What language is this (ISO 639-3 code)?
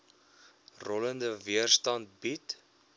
afr